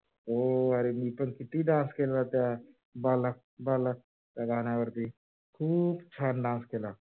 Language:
Marathi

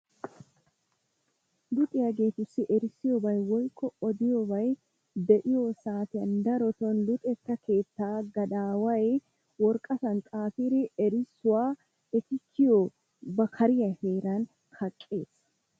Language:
Wolaytta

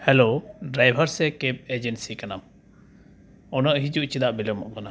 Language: Santali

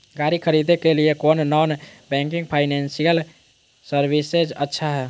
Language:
Magahi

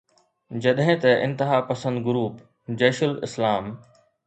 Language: Sindhi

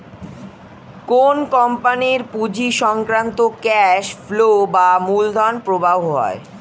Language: Bangla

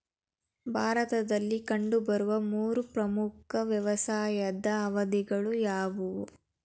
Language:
Kannada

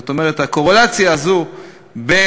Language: Hebrew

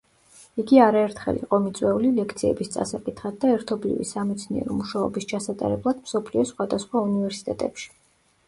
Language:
Georgian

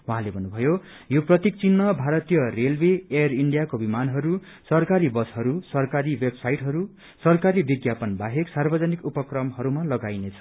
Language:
Nepali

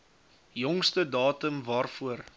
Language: Afrikaans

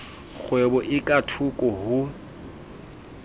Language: Southern Sotho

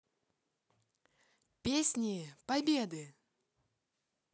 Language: Russian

